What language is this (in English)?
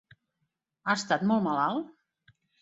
Catalan